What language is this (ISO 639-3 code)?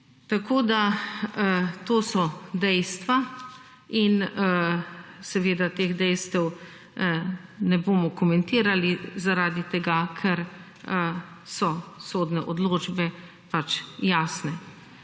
slv